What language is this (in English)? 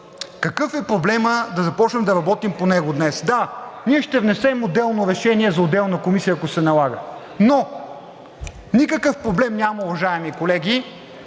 Bulgarian